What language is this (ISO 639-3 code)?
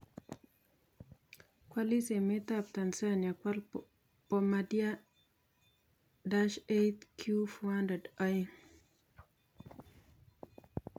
kln